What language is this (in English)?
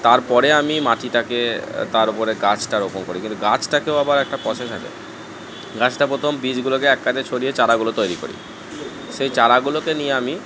Bangla